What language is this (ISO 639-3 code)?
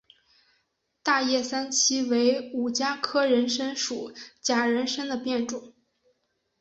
zho